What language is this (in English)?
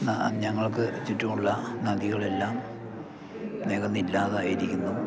Malayalam